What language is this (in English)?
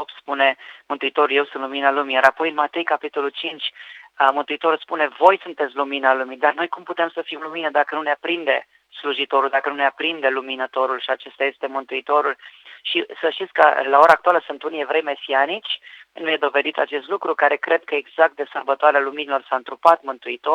Romanian